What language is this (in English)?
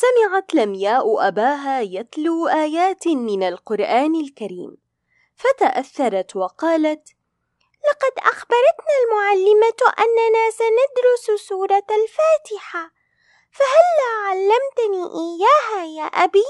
Arabic